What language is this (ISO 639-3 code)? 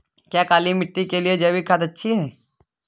hin